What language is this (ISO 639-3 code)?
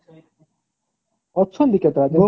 ori